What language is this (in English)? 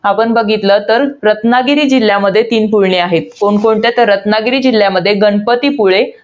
Marathi